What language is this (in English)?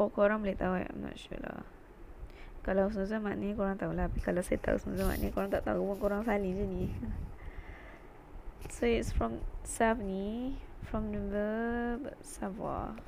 Malay